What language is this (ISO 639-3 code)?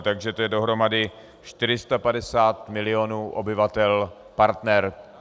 ces